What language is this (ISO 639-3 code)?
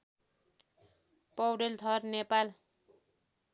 nep